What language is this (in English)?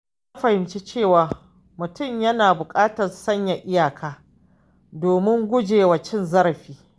Hausa